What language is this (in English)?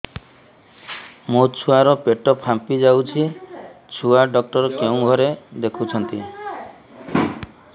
Odia